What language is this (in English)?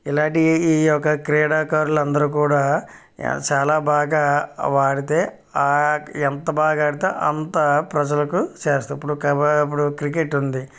Telugu